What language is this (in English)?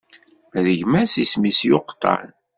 Kabyle